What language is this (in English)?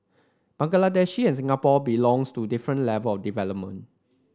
English